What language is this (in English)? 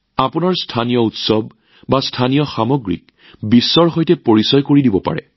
Assamese